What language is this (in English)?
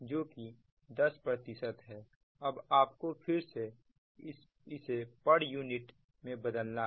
Hindi